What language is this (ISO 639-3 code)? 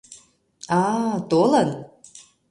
chm